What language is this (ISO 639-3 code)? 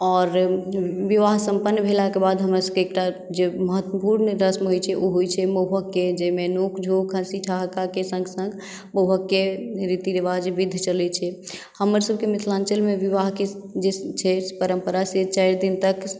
mai